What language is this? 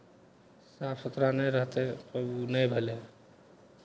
Maithili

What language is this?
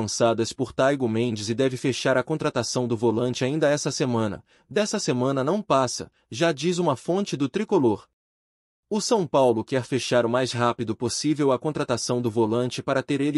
Portuguese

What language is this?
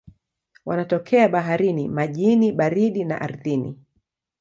Swahili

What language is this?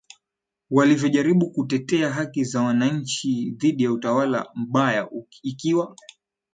Swahili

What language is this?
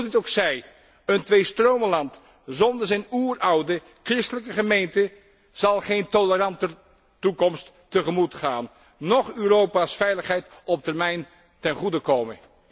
Dutch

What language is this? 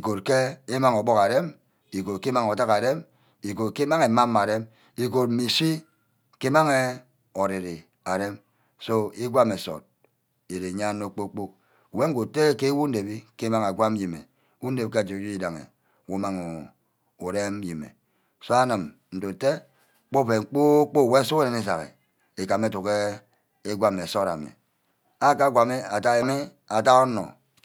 Ubaghara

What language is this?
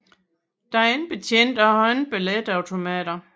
Danish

